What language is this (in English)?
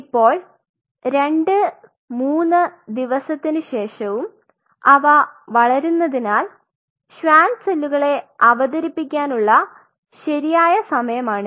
Malayalam